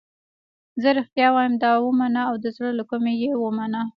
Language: Pashto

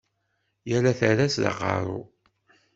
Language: Kabyle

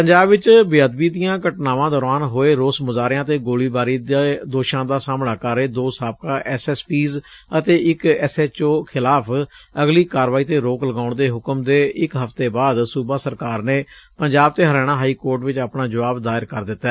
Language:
Punjabi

